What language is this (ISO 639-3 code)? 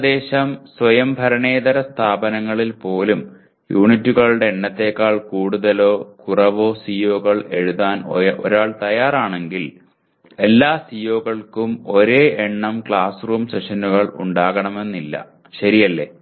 mal